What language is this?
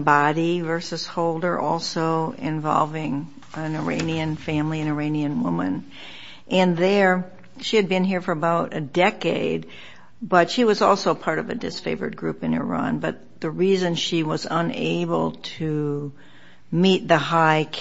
English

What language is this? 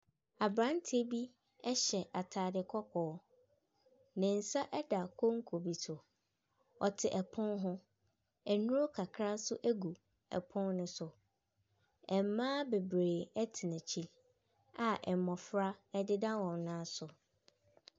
Akan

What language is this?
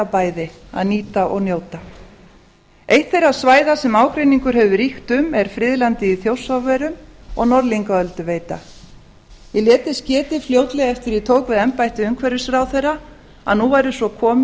Icelandic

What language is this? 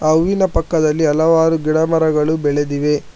Kannada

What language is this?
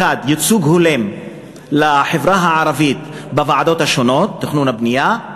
Hebrew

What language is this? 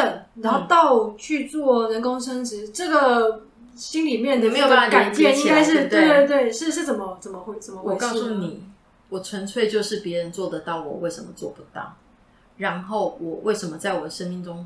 Chinese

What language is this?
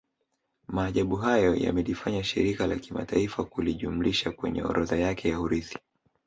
Swahili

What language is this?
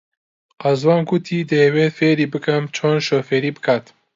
Central Kurdish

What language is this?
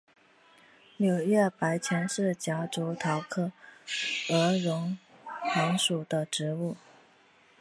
Chinese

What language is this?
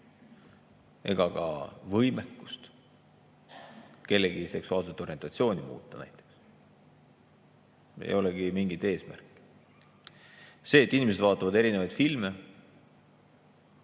Estonian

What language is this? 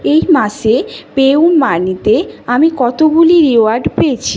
Bangla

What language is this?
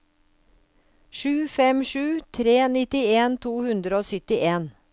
Norwegian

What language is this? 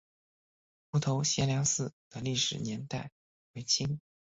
Chinese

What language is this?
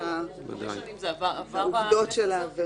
Hebrew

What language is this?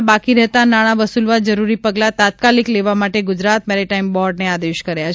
Gujarati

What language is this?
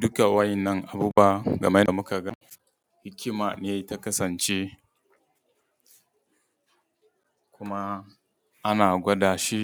Hausa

